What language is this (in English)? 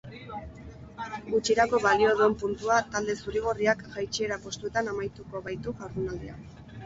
Basque